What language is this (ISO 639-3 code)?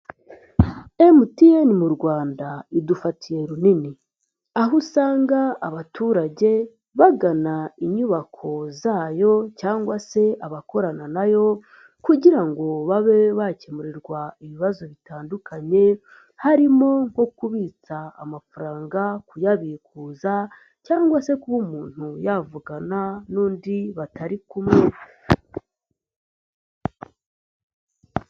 kin